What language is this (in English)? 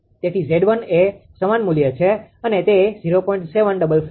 Gujarati